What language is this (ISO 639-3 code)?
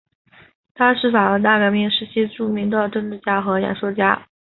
zho